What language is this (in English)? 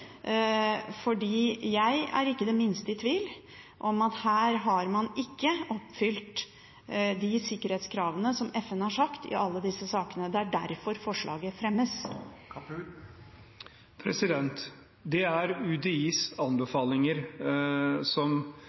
Norwegian Bokmål